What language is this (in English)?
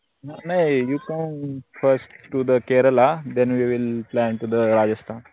Marathi